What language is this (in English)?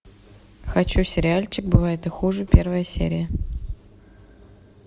Russian